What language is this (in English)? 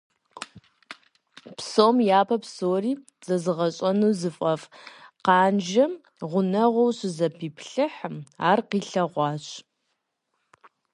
Kabardian